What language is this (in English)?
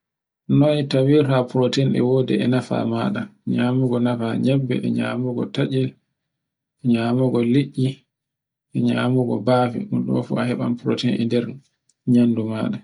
Borgu Fulfulde